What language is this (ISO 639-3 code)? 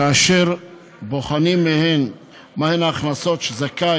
heb